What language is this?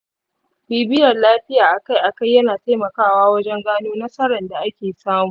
Hausa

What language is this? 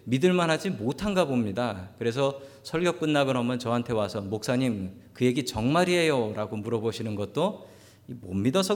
Korean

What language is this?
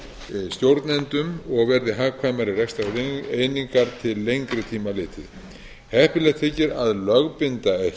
Icelandic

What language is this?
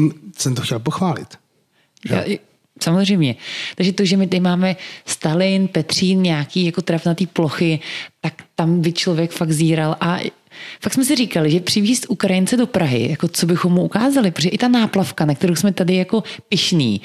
Czech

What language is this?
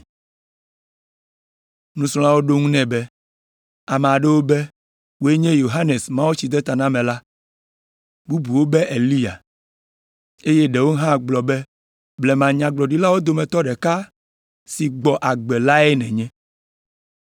Ewe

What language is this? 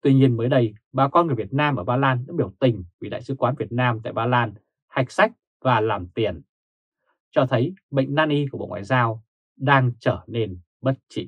Vietnamese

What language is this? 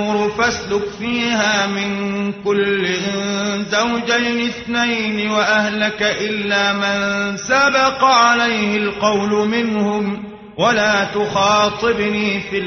Arabic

